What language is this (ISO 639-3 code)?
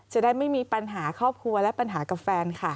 tha